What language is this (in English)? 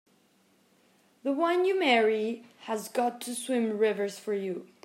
English